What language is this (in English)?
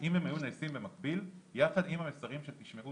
Hebrew